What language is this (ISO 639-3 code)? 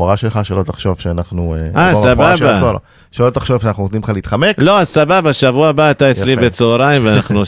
heb